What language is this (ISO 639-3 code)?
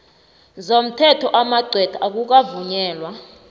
nbl